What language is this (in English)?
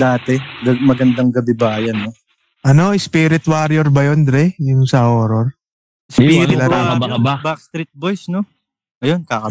Filipino